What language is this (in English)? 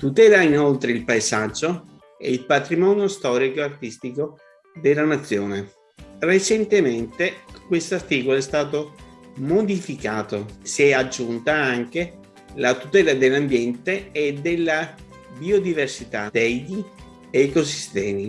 Italian